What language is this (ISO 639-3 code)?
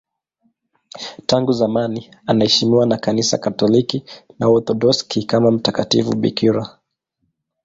swa